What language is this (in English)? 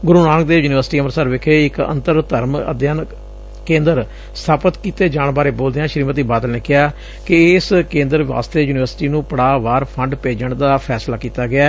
Punjabi